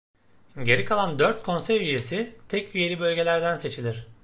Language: Turkish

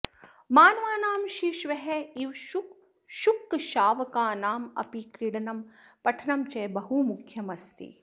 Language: Sanskrit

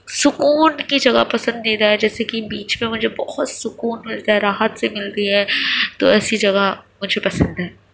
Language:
Urdu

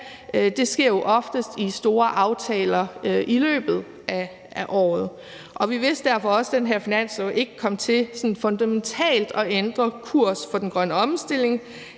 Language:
Danish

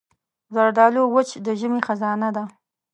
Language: Pashto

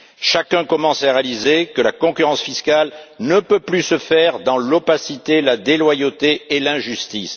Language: French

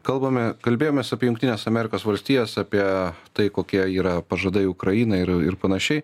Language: Lithuanian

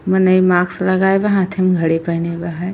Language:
Bhojpuri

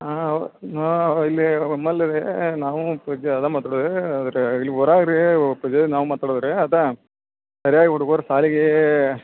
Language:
Kannada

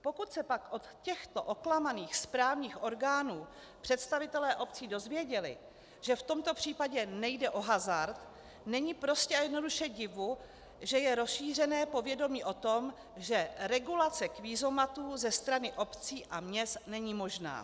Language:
Czech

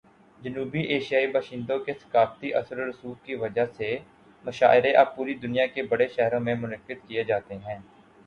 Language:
Urdu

